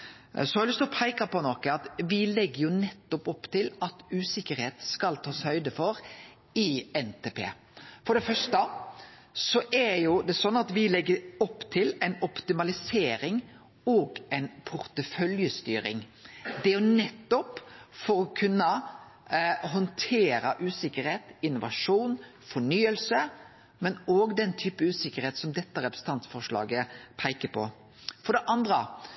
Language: Norwegian Nynorsk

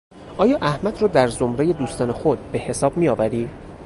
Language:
Persian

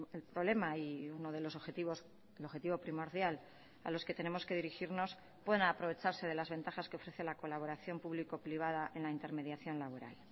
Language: Spanish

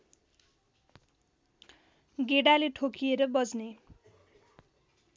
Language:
Nepali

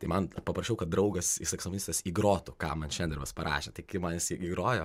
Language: Lithuanian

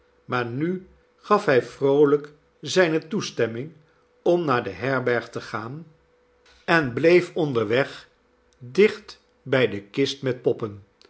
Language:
Dutch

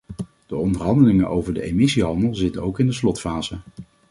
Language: Dutch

